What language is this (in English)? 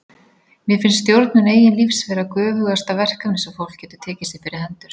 Icelandic